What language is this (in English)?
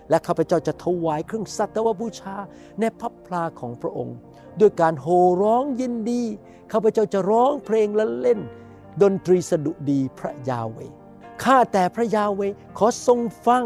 Thai